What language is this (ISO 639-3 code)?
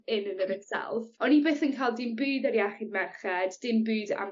cym